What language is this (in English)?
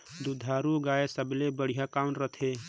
Chhattisgarhi